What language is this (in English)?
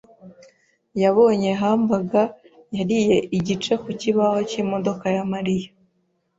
Kinyarwanda